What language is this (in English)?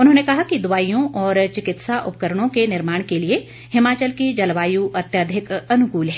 Hindi